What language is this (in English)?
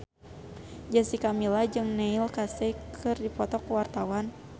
Sundanese